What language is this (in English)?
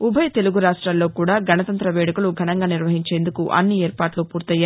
Telugu